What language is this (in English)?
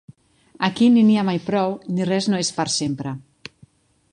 Catalan